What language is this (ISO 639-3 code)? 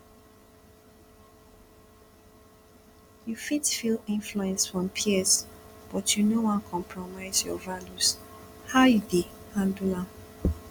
pcm